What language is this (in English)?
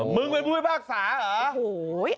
Thai